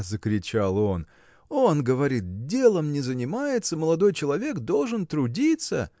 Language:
Russian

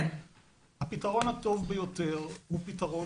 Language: Hebrew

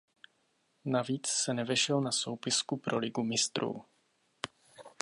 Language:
Czech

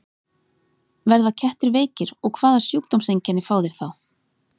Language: Icelandic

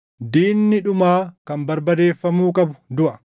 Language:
Oromo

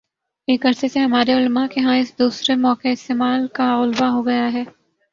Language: Urdu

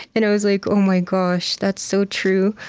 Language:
English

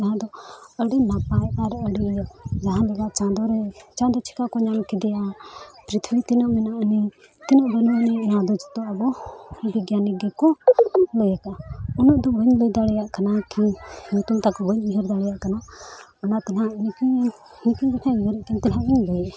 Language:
Santali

